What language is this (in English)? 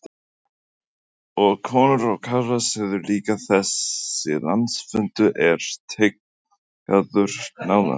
Icelandic